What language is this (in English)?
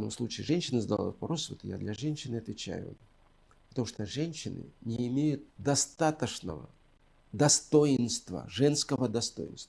Russian